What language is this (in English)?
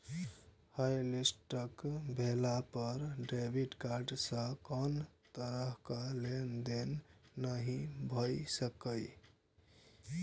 Maithili